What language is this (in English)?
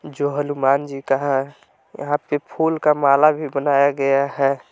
Hindi